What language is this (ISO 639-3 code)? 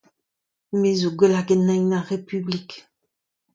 bre